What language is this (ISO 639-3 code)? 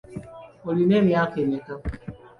lug